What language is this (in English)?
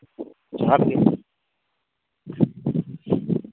Santali